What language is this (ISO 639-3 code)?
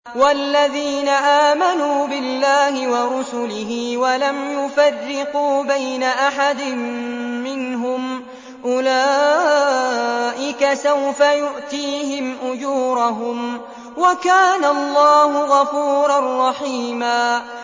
ara